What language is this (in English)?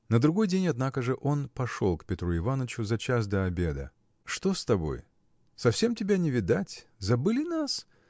Russian